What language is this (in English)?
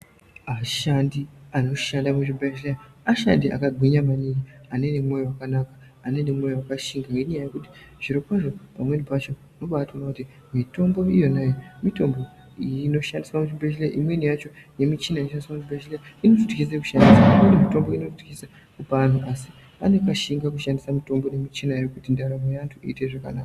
Ndau